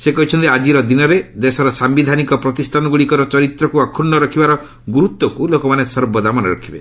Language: Odia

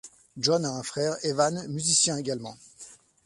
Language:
French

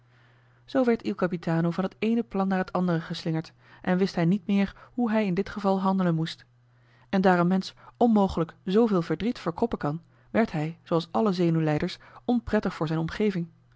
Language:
Dutch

